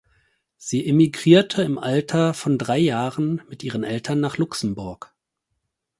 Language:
German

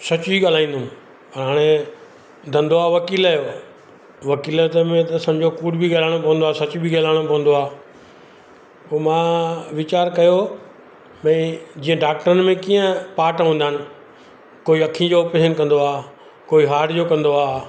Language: Sindhi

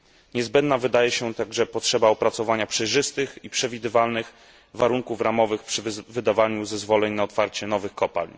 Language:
Polish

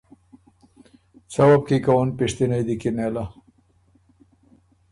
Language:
Ormuri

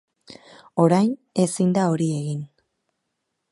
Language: Basque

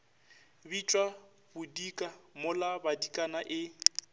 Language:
Northern Sotho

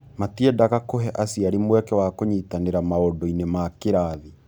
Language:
Kikuyu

